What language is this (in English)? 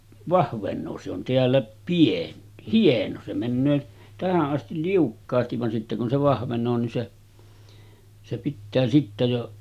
Finnish